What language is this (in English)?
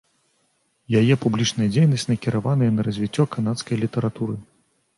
Belarusian